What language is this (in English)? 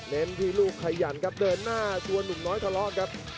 Thai